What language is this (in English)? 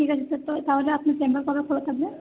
Bangla